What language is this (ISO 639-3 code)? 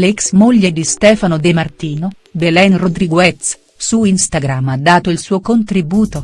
ita